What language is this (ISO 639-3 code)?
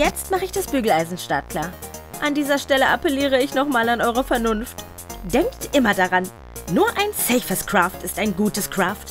deu